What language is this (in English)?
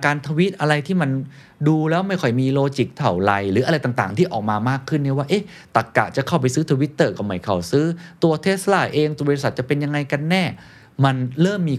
Thai